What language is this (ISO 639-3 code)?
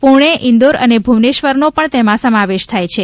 guj